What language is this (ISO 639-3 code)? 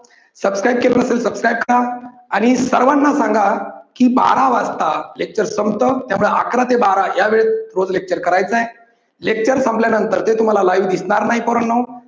mar